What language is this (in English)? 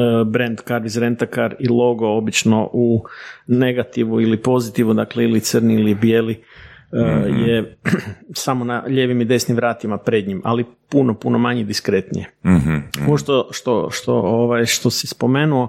Croatian